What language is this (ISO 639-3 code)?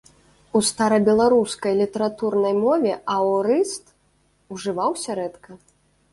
bel